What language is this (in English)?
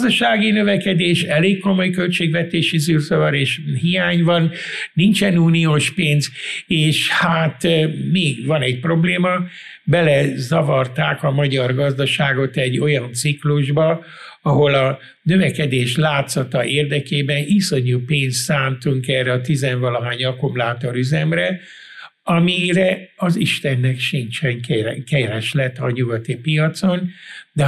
Hungarian